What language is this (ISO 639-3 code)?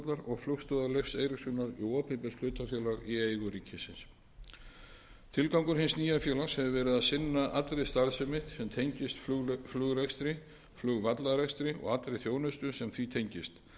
isl